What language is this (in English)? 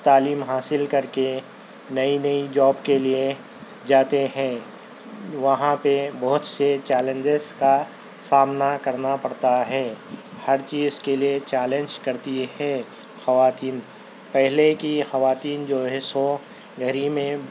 Urdu